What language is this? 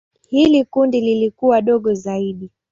Swahili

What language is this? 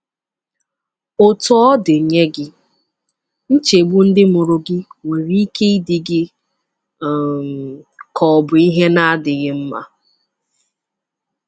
Igbo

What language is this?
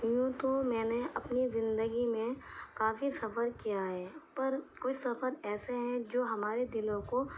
Urdu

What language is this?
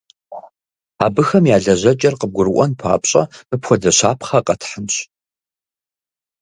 Kabardian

